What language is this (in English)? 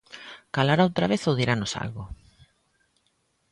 Galician